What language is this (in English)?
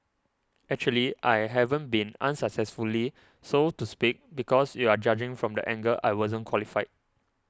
English